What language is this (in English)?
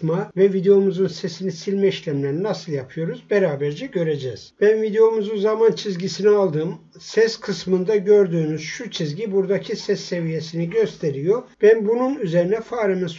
Turkish